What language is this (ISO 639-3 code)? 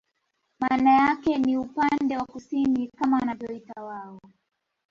swa